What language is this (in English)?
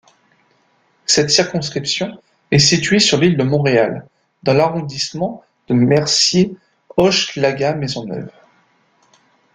French